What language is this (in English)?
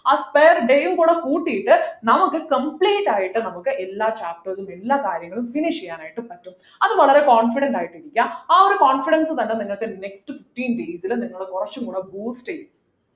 Malayalam